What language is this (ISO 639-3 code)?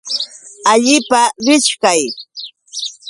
qux